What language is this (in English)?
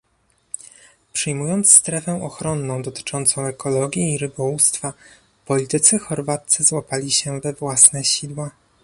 Polish